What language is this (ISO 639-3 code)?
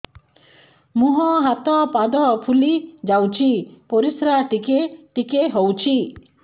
ori